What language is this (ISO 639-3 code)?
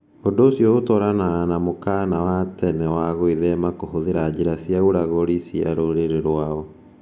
kik